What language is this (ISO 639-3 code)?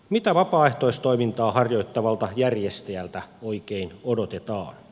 fin